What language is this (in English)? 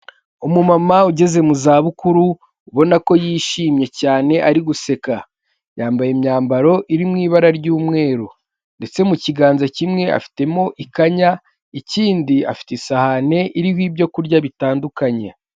Kinyarwanda